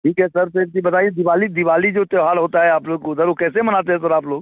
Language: Hindi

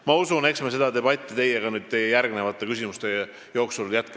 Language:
Estonian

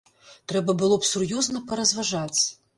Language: Belarusian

